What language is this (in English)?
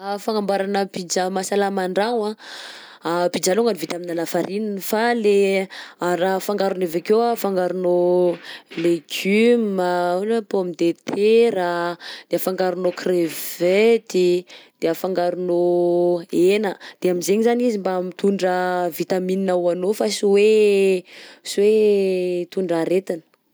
Southern Betsimisaraka Malagasy